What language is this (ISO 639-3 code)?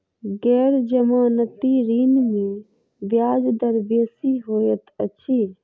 mai